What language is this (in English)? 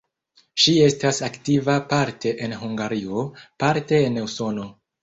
Esperanto